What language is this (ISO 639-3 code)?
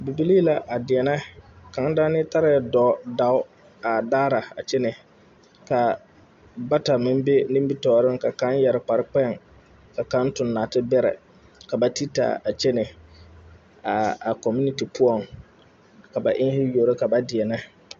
dga